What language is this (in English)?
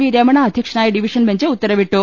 Malayalam